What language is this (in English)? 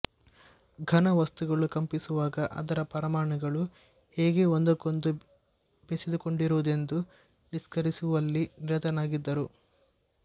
Kannada